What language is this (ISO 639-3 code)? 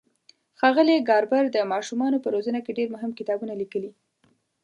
pus